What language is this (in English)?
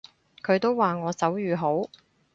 Cantonese